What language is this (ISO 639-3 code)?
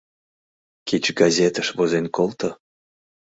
chm